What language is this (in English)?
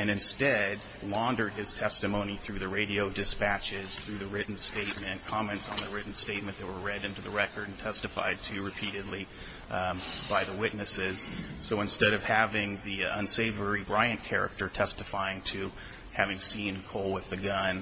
English